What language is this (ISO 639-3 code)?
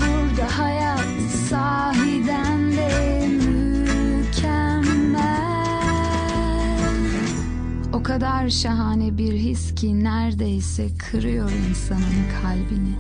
tur